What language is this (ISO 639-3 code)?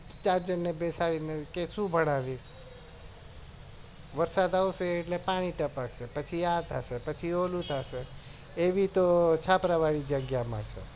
guj